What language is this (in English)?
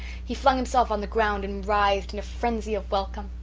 English